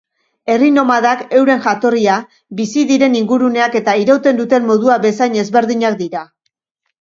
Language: Basque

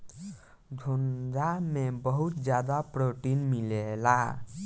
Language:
Bhojpuri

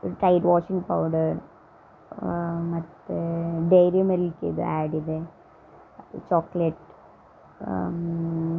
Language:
Kannada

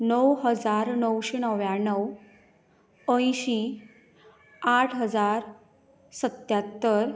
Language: Konkani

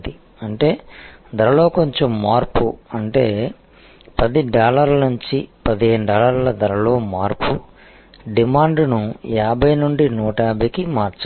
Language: Telugu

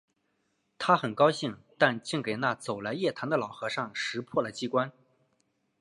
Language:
Chinese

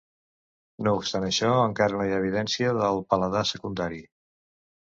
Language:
Catalan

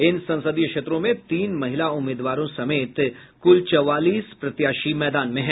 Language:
Hindi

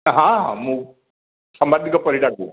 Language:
Odia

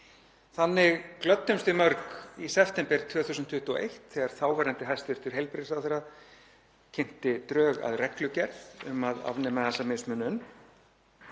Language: Icelandic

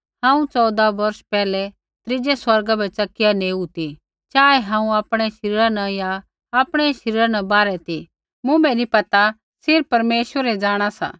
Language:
Kullu Pahari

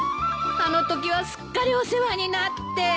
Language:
Japanese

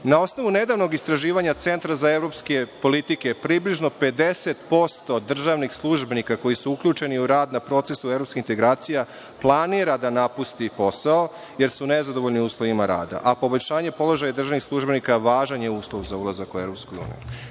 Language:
Serbian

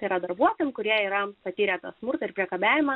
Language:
Lithuanian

